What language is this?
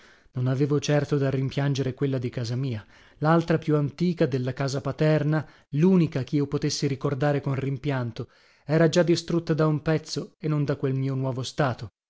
Italian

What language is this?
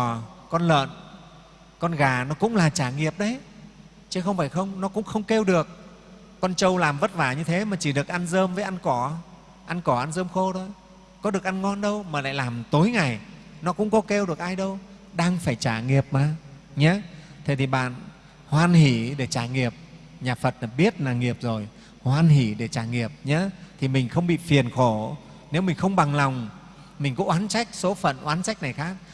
Vietnamese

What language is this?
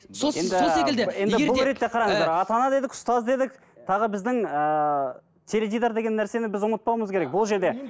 Kazakh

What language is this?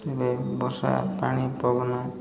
Odia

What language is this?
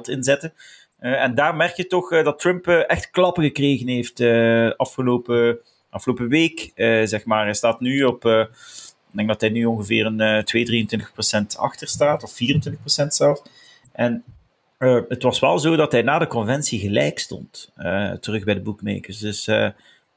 Dutch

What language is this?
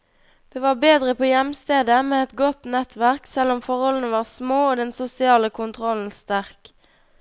Norwegian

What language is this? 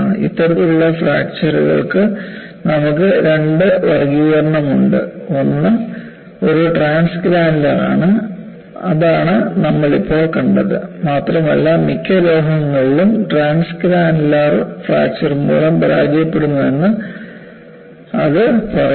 Malayalam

